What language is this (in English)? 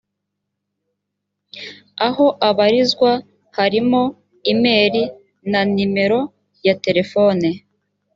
Kinyarwanda